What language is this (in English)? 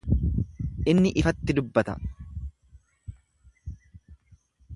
Oromo